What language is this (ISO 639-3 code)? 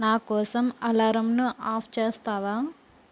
tel